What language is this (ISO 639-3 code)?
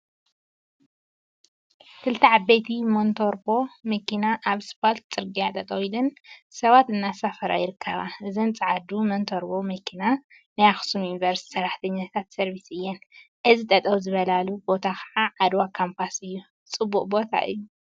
tir